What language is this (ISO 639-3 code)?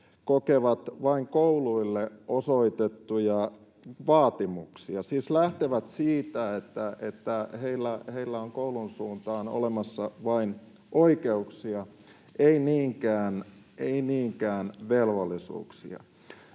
fin